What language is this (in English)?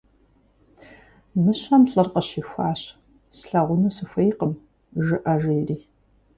Kabardian